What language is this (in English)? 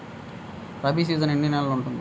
Telugu